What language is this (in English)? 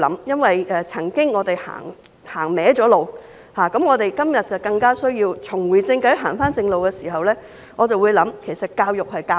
Cantonese